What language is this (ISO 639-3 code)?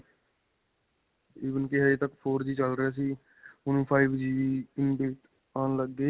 pan